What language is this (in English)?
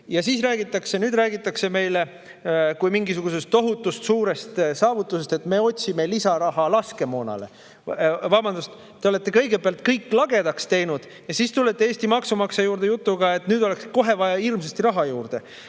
Estonian